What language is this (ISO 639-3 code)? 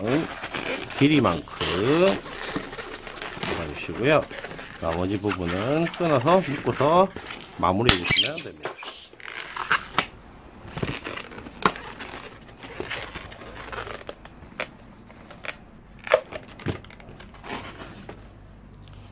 kor